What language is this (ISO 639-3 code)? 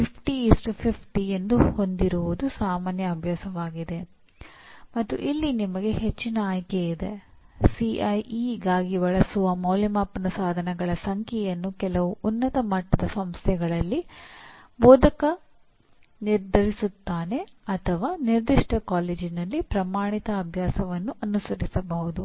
kan